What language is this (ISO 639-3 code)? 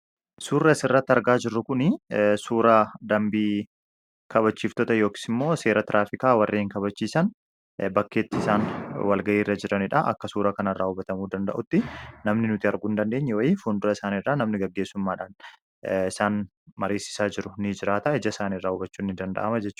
orm